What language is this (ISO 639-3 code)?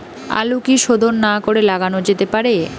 ben